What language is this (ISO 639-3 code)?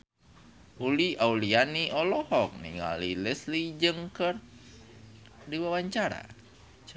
sun